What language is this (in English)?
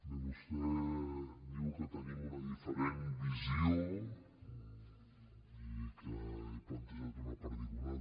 Catalan